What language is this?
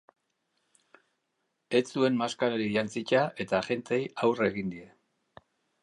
Basque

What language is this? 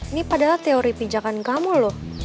Indonesian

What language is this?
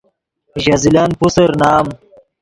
Yidgha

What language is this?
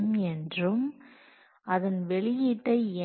Tamil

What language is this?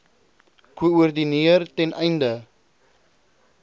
Afrikaans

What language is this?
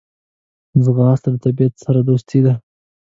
Pashto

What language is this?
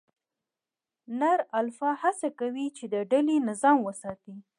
Pashto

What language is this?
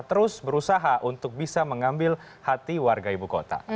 Indonesian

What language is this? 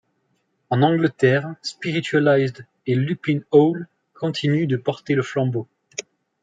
French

